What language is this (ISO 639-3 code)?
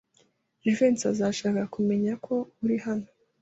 kin